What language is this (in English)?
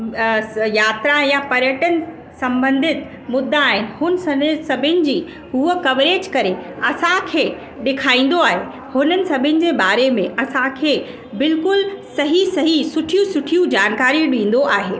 Sindhi